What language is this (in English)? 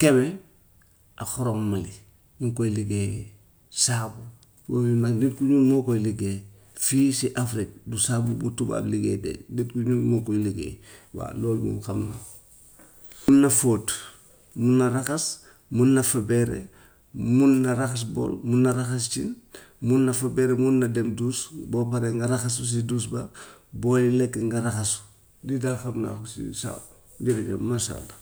Gambian Wolof